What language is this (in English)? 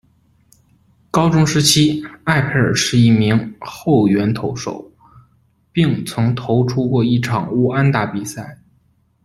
Chinese